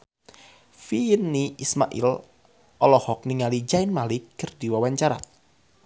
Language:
Sundanese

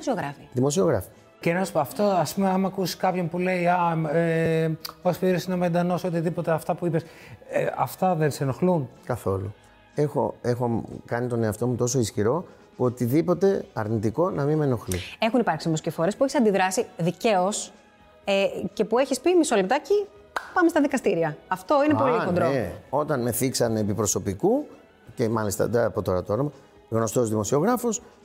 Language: Greek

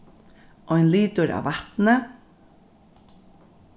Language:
Faroese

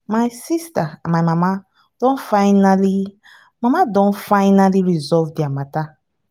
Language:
Nigerian Pidgin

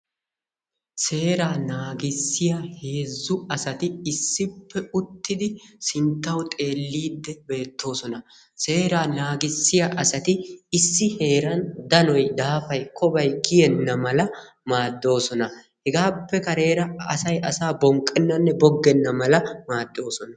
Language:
Wolaytta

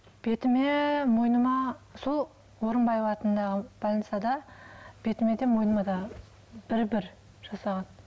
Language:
Kazakh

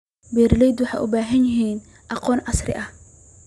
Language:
Somali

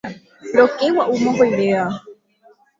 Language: Guarani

